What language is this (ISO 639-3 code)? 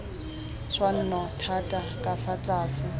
tsn